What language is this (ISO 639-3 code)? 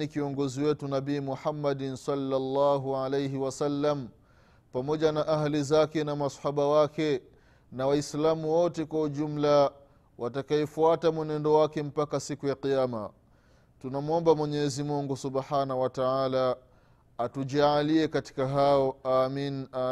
swa